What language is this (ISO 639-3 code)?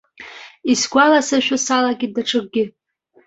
abk